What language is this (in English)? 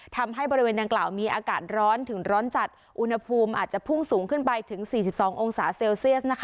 Thai